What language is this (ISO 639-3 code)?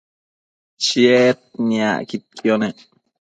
mcf